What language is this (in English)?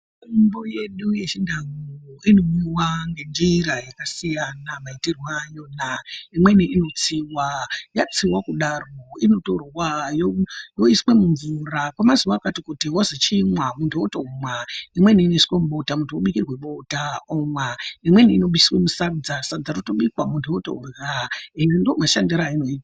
Ndau